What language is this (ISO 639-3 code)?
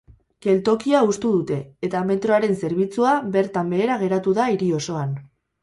eus